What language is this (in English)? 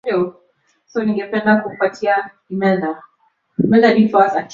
Swahili